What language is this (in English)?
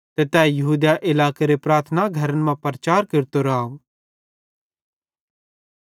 Bhadrawahi